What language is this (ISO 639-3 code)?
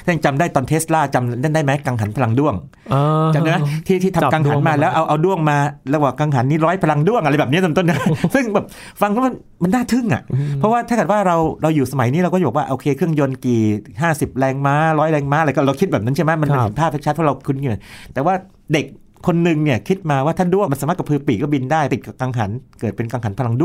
tha